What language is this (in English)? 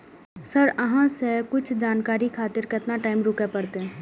Maithili